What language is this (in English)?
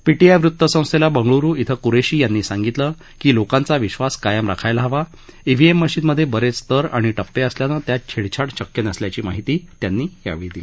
Marathi